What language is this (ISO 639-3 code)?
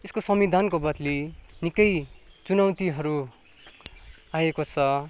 nep